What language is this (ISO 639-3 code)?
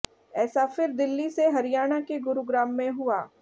hin